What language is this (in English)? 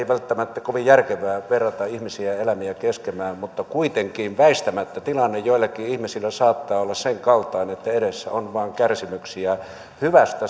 Finnish